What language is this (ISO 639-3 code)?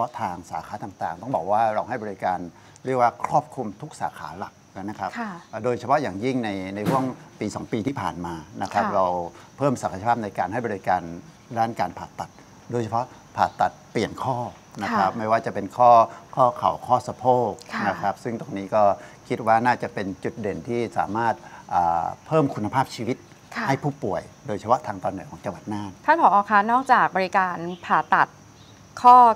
tha